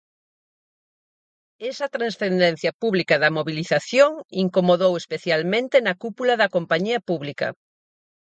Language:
Galician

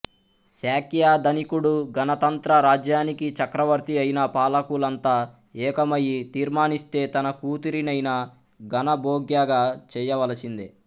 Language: Telugu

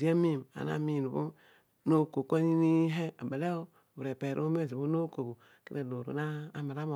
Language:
Odual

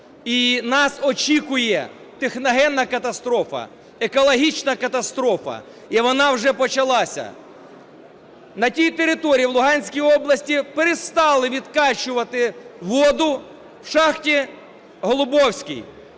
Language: Ukrainian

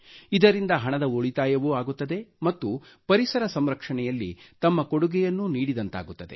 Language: Kannada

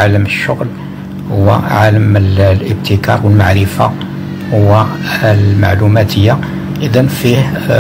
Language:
Arabic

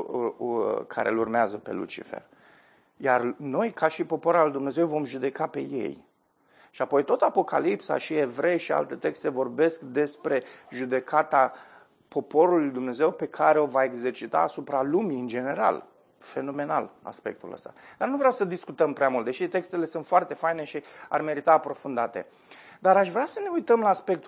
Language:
Romanian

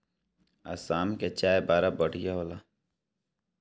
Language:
Bhojpuri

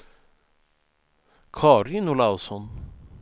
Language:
Swedish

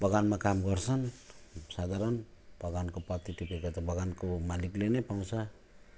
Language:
Nepali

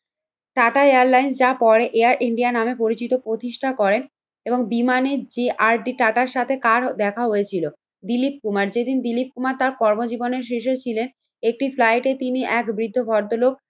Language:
Bangla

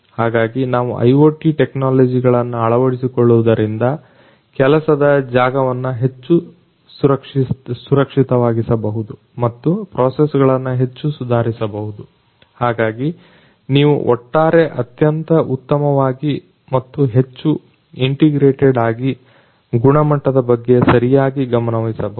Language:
Kannada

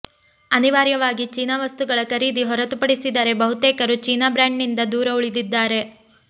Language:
Kannada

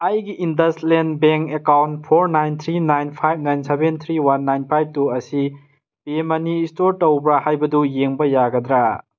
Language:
Manipuri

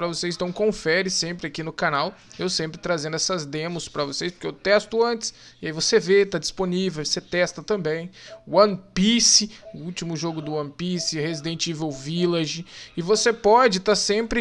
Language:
Portuguese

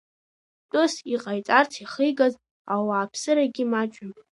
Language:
Abkhazian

